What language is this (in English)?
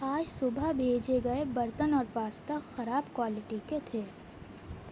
Urdu